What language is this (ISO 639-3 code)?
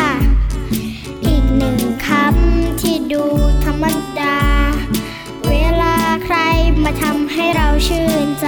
tha